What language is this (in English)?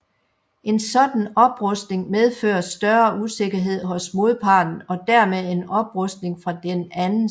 Danish